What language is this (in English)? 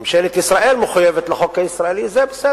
Hebrew